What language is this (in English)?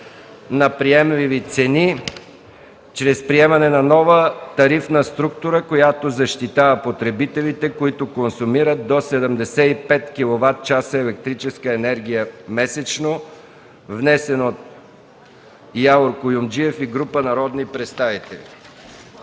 Bulgarian